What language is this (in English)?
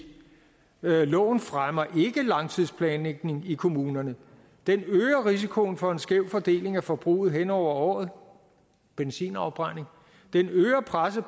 Danish